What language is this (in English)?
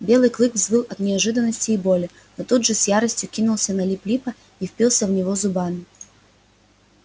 Russian